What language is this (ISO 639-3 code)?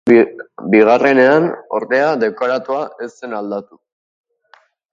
eus